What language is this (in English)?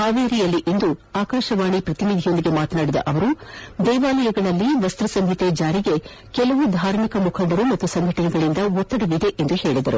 Kannada